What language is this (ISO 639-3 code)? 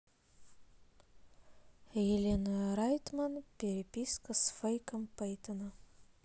rus